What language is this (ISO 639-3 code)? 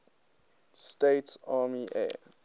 eng